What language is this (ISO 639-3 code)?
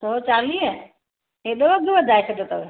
snd